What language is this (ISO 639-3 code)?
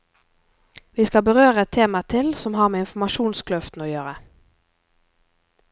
nor